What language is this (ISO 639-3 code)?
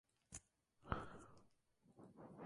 spa